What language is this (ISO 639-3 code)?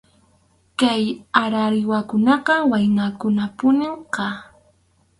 qxu